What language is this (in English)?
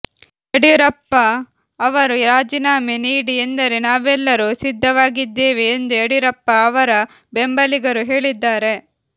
Kannada